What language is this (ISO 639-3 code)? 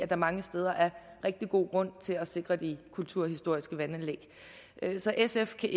dan